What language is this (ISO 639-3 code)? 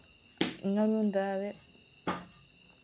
doi